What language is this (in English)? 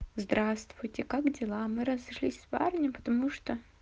Russian